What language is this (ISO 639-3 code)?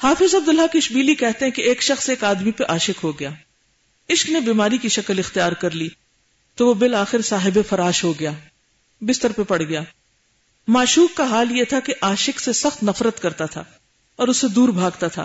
urd